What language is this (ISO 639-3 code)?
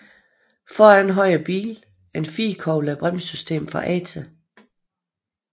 dan